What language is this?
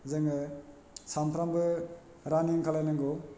Bodo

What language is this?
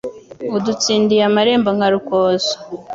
Kinyarwanda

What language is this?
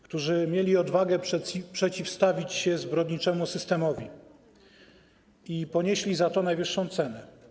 Polish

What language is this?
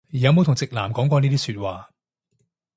Cantonese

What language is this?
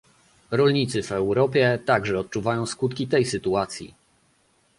Polish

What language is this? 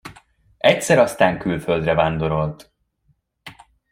Hungarian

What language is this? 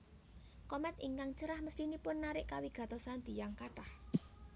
Javanese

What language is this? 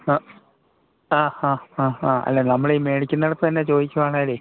Malayalam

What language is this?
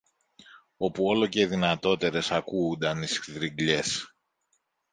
Greek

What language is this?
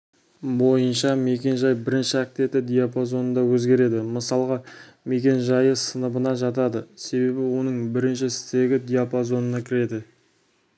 Kazakh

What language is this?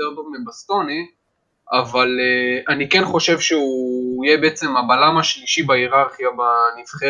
Hebrew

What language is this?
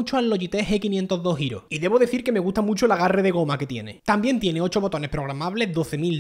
Spanish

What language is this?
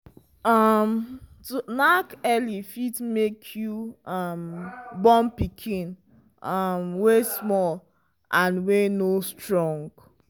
Nigerian Pidgin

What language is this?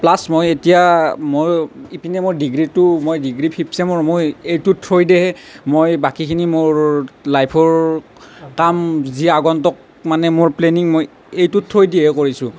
Assamese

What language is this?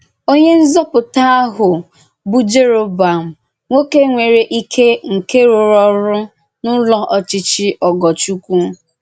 Igbo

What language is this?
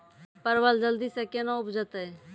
Maithili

